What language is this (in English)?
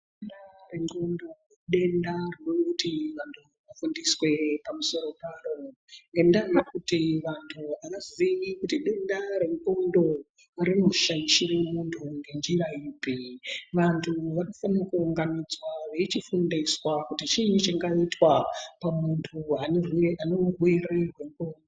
Ndau